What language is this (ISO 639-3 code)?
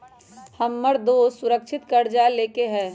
mag